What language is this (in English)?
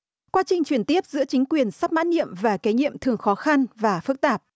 Vietnamese